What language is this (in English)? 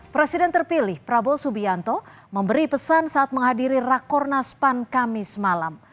Indonesian